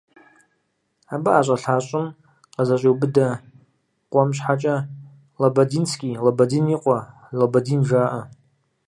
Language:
Kabardian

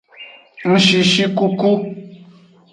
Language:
Aja (Benin)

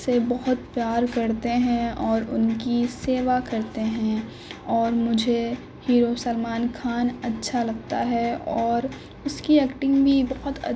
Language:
Urdu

